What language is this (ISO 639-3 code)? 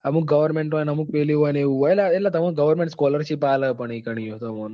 guj